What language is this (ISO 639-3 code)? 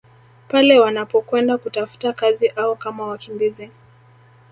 swa